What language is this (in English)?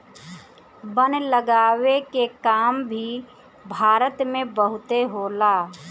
Bhojpuri